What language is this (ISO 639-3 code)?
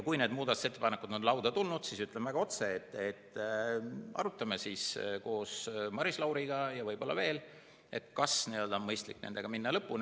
est